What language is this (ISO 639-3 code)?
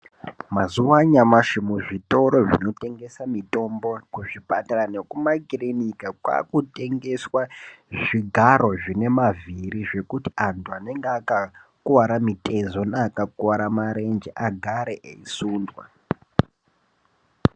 ndc